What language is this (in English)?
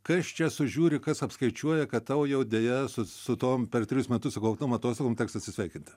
Lithuanian